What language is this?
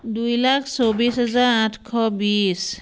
Assamese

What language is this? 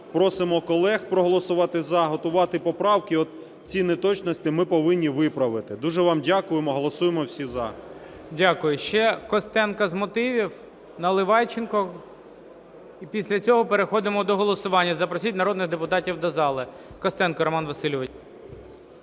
Ukrainian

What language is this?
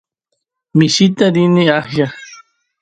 Santiago del Estero Quichua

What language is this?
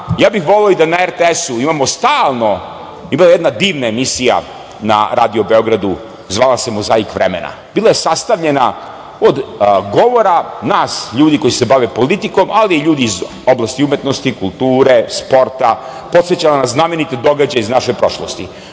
Serbian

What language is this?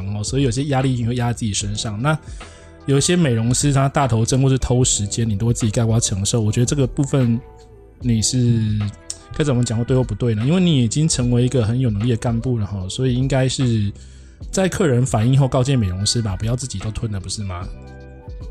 Chinese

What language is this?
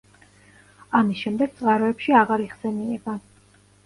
Georgian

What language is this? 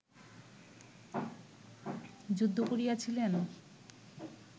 Bangla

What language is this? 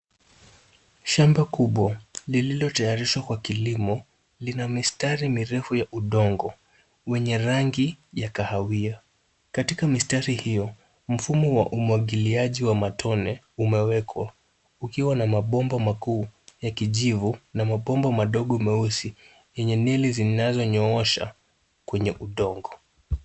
Swahili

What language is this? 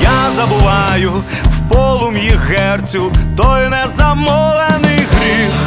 Ukrainian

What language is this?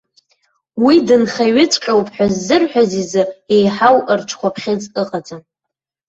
Abkhazian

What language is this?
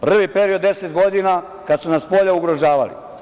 Serbian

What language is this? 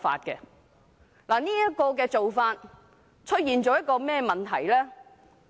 Cantonese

